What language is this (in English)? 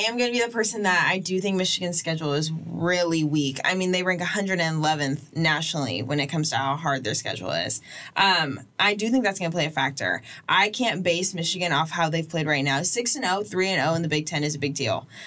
English